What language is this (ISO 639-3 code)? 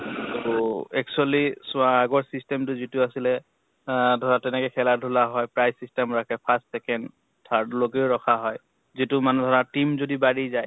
asm